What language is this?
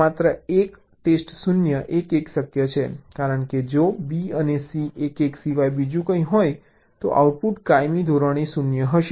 Gujarati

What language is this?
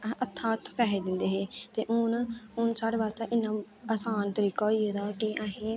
Dogri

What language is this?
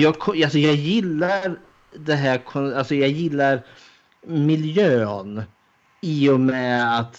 Swedish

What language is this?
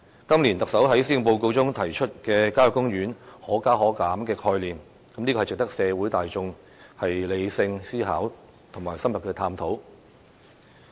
Cantonese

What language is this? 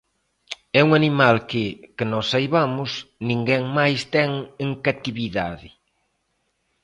Galician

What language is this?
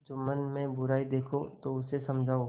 Hindi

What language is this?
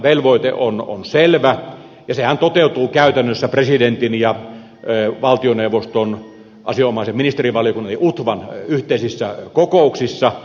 Finnish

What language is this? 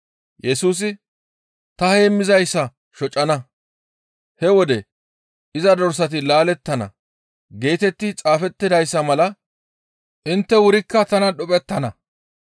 Gamo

